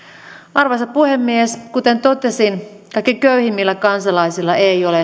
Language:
Finnish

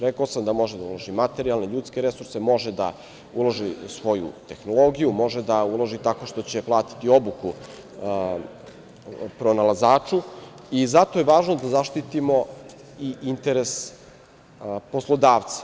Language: Serbian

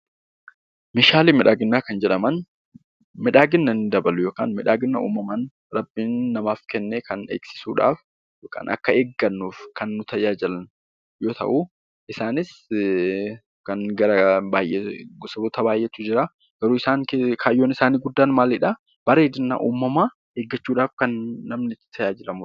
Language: Oromo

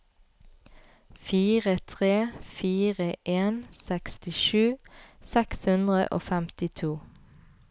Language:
Norwegian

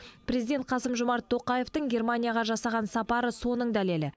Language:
Kazakh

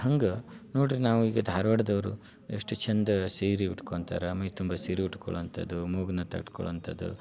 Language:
Kannada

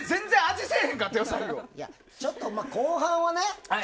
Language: Japanese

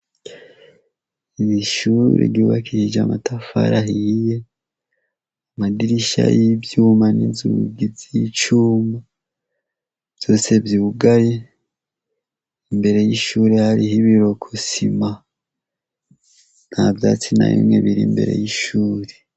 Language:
Rundi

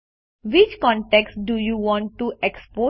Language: Gujarati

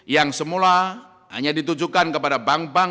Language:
Indonesian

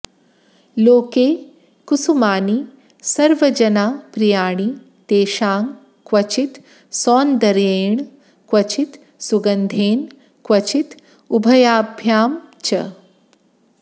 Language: Sanskrit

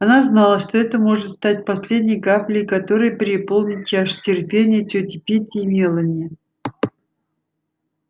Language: Russian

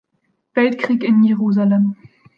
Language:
German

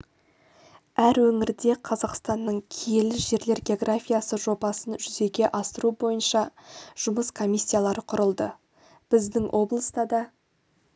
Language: Kazakh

